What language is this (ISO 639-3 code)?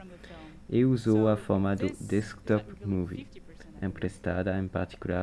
por